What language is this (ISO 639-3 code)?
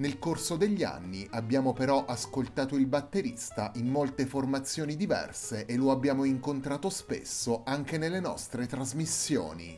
ita